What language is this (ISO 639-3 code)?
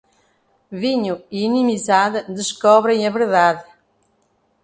por